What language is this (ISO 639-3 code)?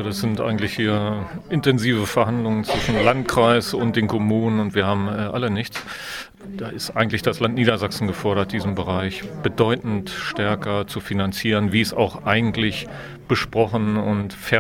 deu